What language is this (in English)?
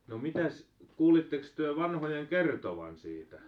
Finnish